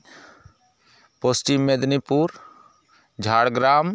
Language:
Santali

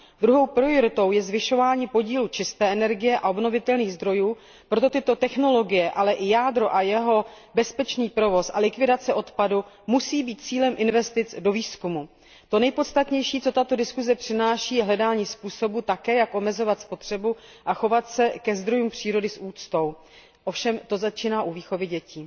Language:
Czech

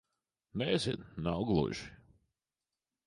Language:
Latvian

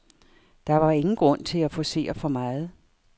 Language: Danish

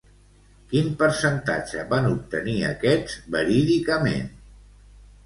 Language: Catalan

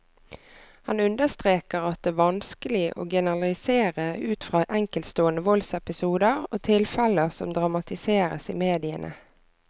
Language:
Norwegian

